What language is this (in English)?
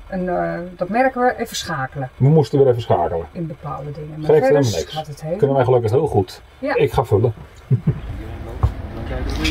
Dutch